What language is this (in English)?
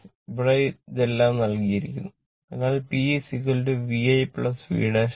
Malayalam